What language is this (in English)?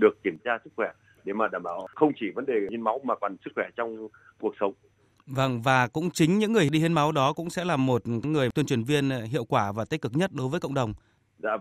Vietnamese